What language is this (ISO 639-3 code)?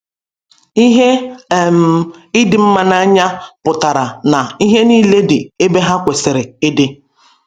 ibo